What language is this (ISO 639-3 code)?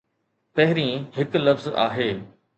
snd